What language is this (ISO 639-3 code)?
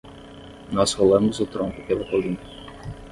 por